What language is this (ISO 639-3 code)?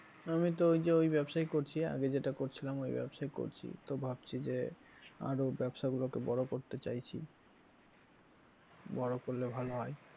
ben